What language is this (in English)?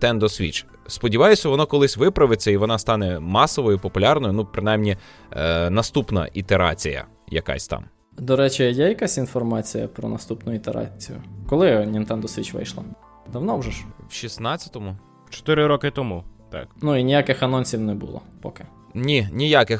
Ukrainian